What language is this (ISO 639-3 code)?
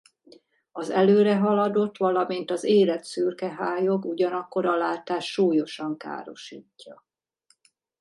hun